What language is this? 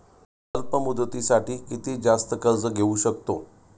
Marathi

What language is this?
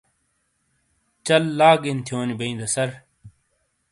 Shina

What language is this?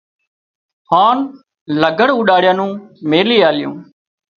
Wadiyara Koli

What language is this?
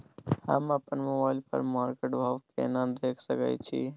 Maithili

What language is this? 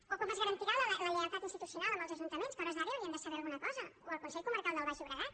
Catalan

